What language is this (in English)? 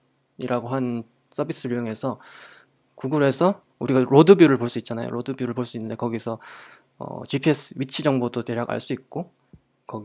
Korean